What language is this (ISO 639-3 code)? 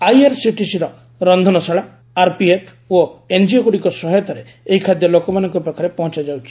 ori